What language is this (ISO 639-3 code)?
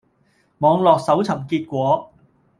yue